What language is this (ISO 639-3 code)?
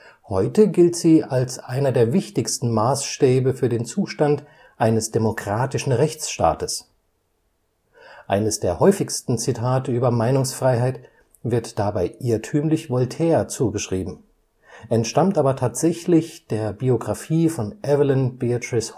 deu